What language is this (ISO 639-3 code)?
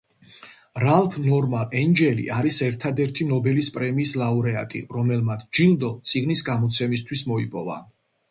kat